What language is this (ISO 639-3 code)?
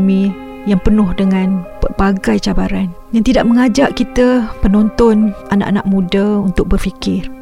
msa